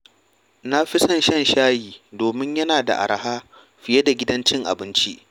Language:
Hausa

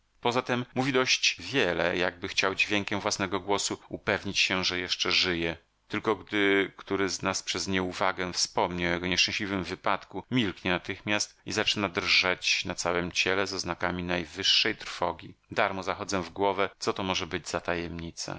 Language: Polish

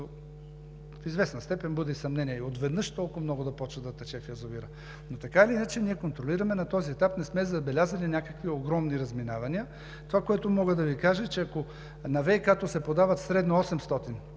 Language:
Bulgarian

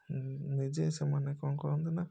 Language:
Odia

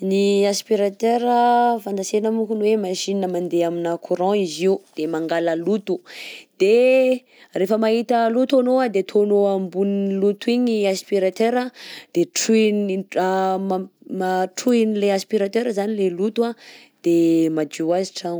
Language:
Southern Betsimisaraka Malagasy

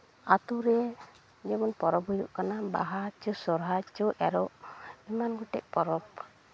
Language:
Santali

